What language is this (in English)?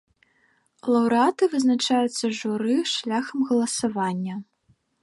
Belarusian